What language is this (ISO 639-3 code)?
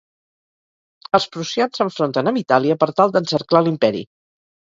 cat